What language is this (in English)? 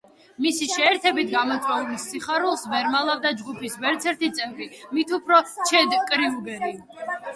Georgian